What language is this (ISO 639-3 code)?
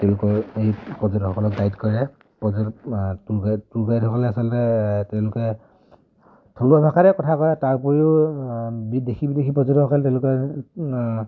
asm